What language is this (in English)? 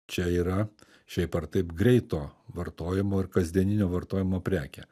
Lithuanian